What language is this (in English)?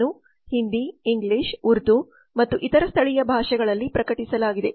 Kannada